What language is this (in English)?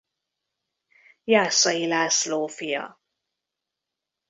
Hungarian